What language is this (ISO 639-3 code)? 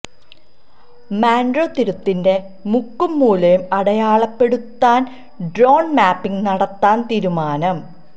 mal